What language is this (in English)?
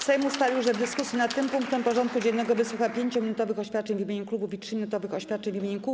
Polish